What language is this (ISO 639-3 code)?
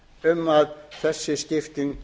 isl